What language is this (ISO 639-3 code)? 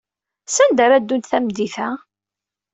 kab